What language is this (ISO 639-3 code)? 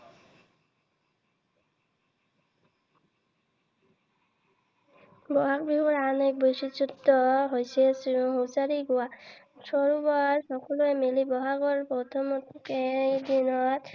asm